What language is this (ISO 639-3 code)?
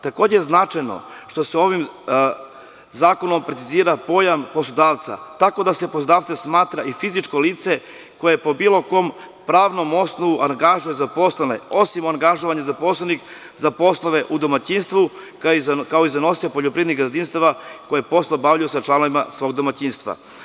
srp